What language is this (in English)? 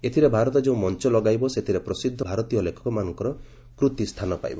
Odia